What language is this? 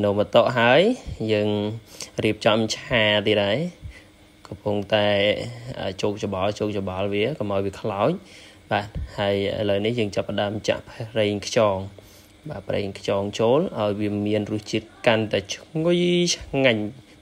Vietnamese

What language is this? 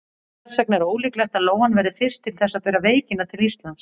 Icelandic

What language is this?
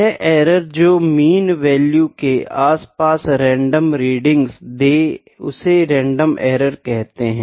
Hindi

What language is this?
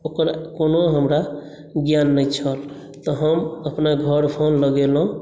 Maithili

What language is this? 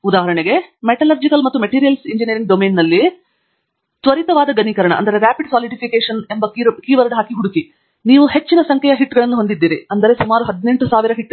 Kannada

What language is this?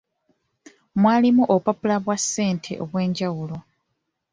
Ganda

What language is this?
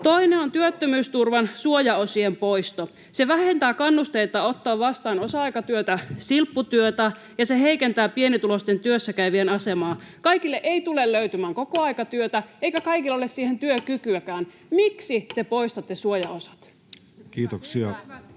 Finnish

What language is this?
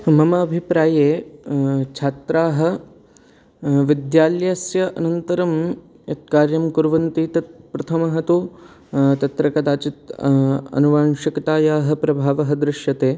Sanskrit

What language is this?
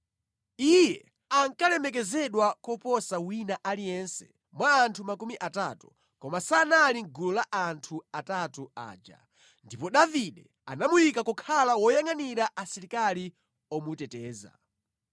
Nyanja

